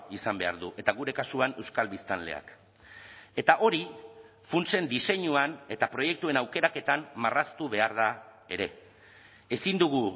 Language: Basque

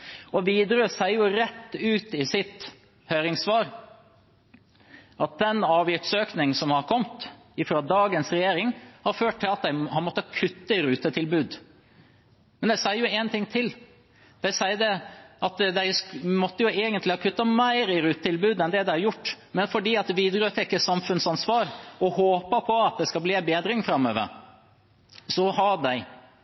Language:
Norwegian Bokmål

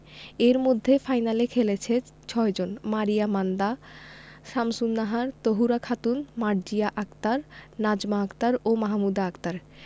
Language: Bangla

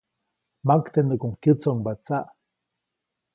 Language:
Copainalá Zoque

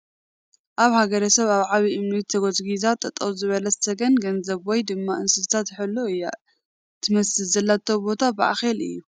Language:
Tigrinya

